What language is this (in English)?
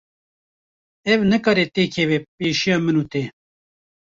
Kurdish